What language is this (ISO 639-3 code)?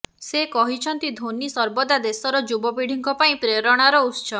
ori